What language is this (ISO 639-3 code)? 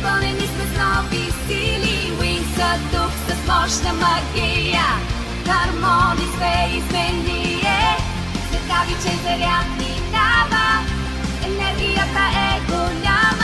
nld